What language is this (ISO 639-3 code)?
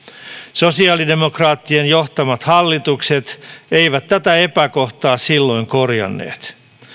fin